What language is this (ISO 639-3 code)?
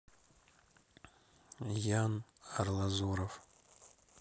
rus